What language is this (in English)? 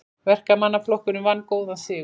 Icelandic